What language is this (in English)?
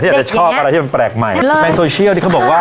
Thai